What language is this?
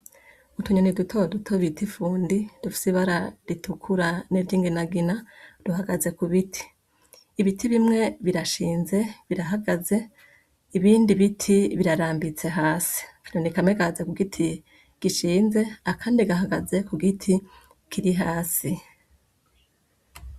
Rundi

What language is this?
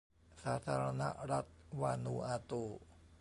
Thai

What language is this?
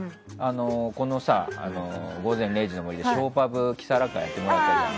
Japanese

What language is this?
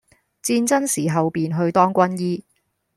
Cantonese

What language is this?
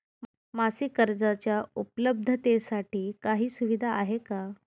Marathi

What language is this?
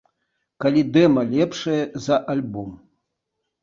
Belarusian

